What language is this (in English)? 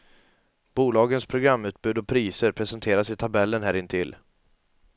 Swedish